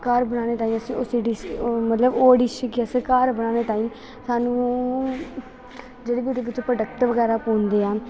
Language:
Dogri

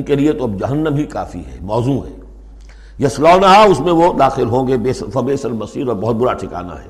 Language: Urdu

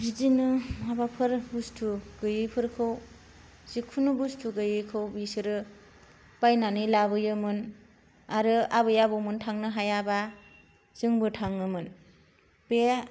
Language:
Bodo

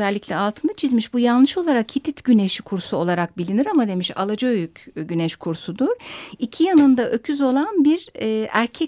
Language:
Turkish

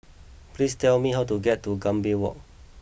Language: English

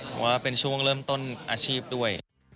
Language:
Thai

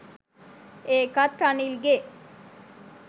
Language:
Sinhala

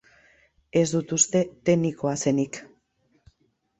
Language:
Basque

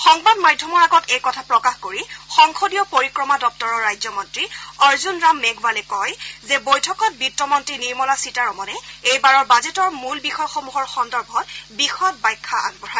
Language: Assamese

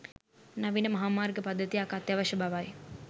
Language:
Sinhala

